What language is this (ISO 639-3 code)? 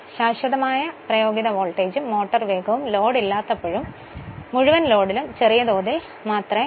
mal